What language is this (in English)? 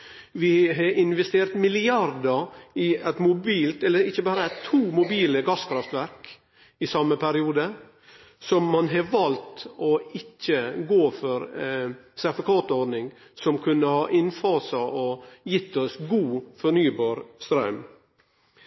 Norwegian Nynorsk